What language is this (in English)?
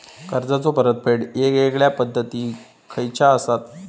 Marathi